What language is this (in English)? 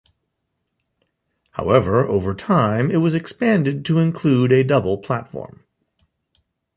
English